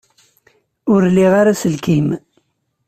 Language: Kabyle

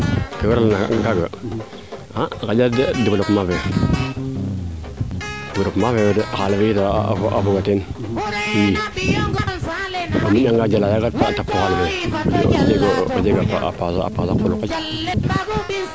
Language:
Serer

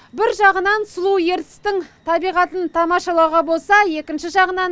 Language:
Kazakh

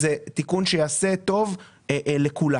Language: Hebrew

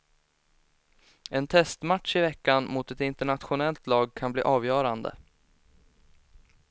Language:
Swedish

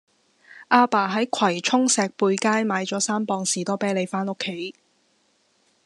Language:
Cantonese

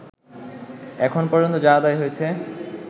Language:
Bangla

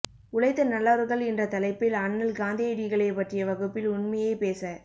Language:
Tamil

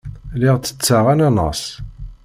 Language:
Kabyle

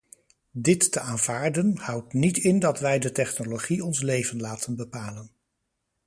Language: Dutch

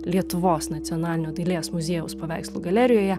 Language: Lithuanian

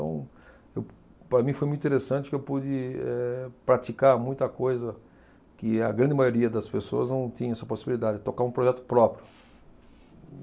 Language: Portuguese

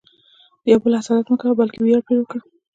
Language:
Pashto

